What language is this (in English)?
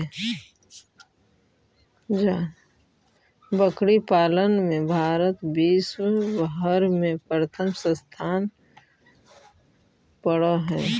Magahi